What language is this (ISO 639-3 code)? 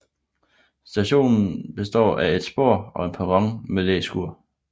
dan